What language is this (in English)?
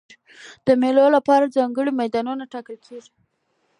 Pashto